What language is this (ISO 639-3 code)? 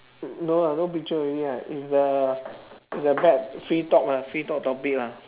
eng